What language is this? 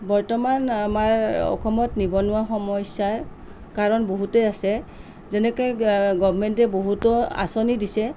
Assamese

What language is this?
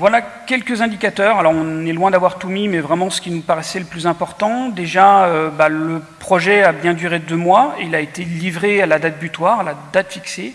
French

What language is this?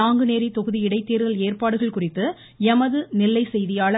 Tamil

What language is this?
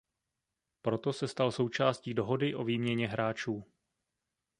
Czech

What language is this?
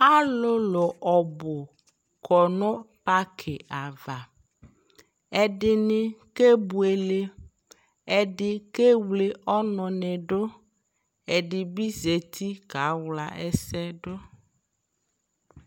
Ikposo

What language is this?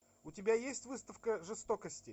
Russian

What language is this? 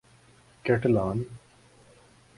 Urdu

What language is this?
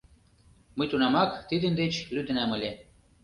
Mari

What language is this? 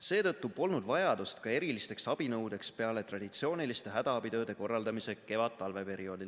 Estonian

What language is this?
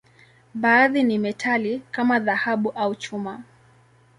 Swahili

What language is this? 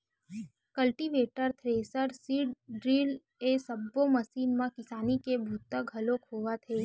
Chhattisgarhi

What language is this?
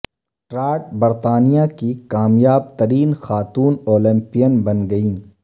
Urdu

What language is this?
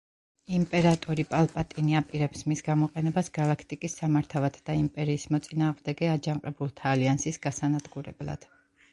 Georgian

